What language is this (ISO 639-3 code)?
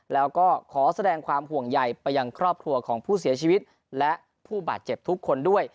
tha